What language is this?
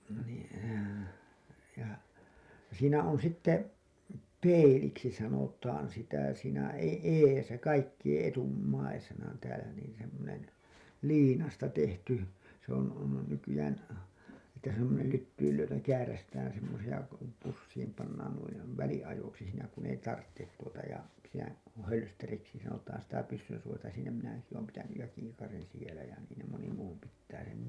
Finnish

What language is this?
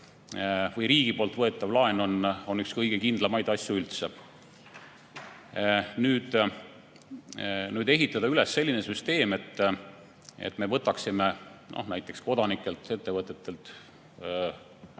Estonian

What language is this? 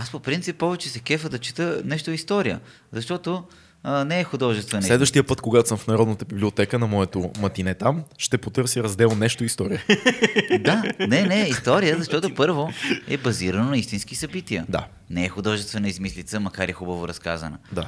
Bulgarian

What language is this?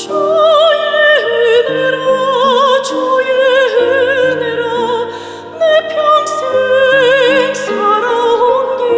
Korean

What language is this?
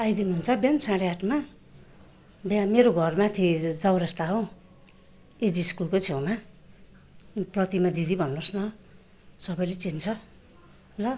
Nepali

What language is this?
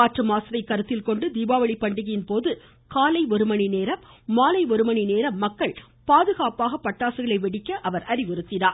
Tamil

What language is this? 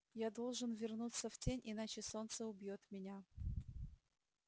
Russian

